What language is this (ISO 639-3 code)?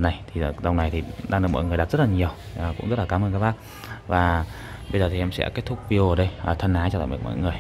vie